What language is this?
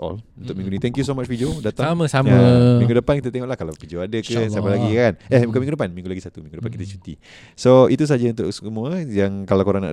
Malay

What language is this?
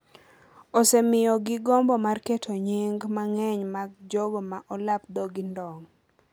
Luo (Kenya and Tanzania)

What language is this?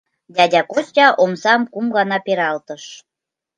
Mari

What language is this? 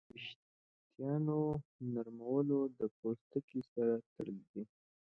Pashto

